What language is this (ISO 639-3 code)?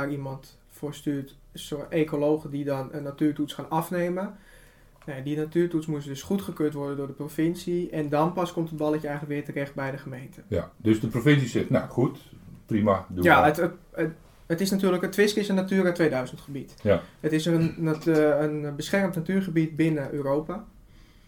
nld